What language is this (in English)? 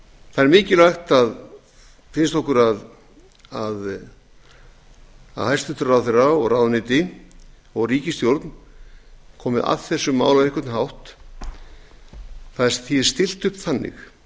Icelandic